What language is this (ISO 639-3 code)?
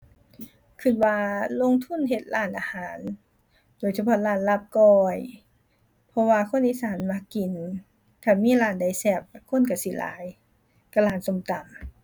tha